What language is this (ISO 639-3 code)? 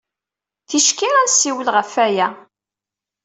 kab